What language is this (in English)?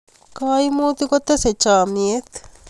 Kalenjin